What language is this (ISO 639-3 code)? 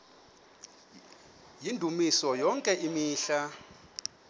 xho